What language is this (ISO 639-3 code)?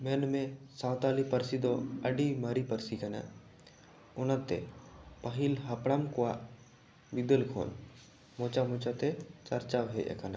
sat